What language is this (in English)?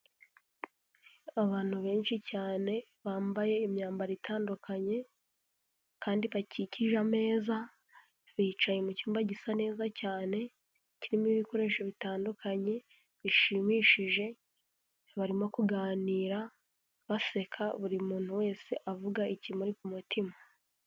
Kinyarwanda